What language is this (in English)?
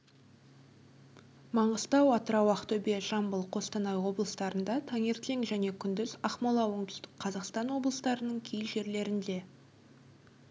Kazakh